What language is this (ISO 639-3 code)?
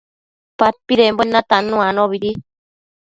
mcf